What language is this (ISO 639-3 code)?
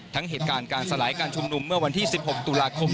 tha